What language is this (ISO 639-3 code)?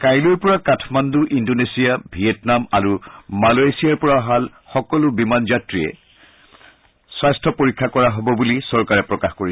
asm